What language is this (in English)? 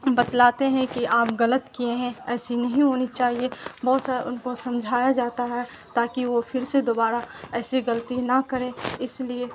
Urdu